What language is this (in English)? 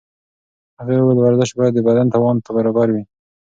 Pashto